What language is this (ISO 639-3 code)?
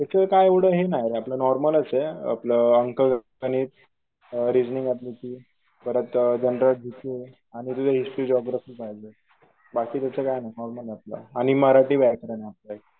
mar